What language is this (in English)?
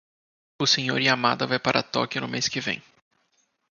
Portuguese